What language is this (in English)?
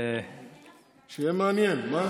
Hebrew